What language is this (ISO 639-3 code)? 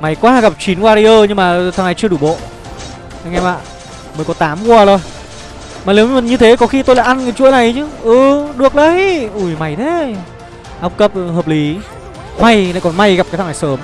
vie